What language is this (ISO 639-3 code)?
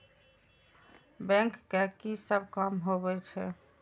mai